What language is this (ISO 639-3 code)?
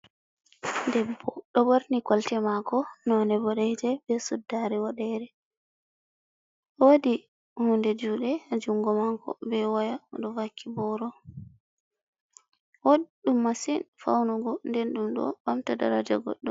ful